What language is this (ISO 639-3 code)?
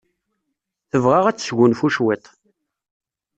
kab